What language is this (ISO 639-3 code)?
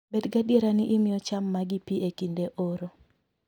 luo